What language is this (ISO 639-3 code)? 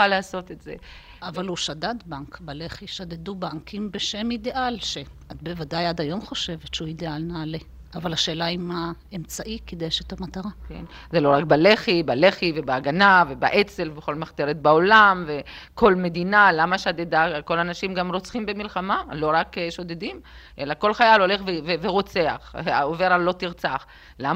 heb